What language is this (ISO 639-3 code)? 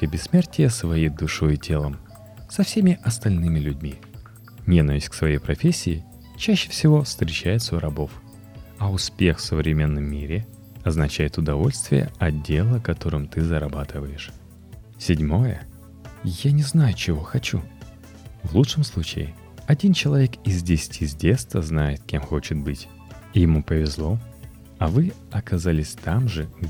rus